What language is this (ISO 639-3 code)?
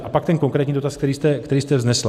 ces